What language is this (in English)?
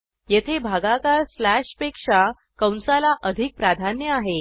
Marathi